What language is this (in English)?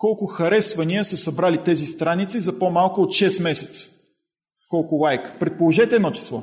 Bulgarian